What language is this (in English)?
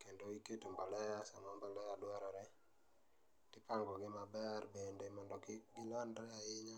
Luo (Kenya and Tanzania)